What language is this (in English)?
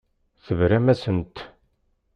Kabyle